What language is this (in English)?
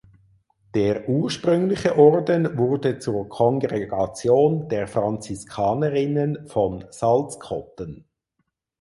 German